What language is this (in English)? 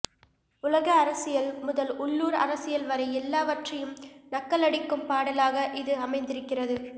Tamil